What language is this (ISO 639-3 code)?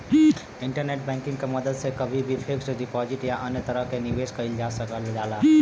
bho